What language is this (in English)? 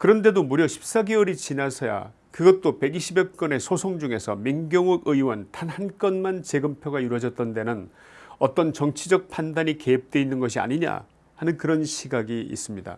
Korean